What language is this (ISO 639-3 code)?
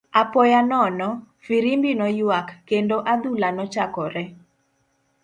luo